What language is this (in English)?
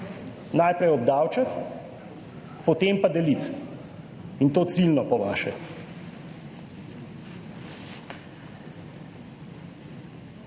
Slovenian